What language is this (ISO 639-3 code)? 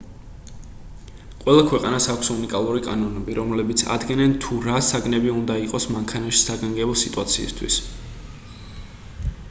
kat